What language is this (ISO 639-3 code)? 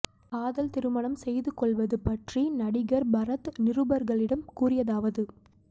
tam